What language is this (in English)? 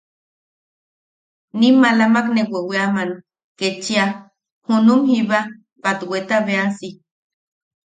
Yaqui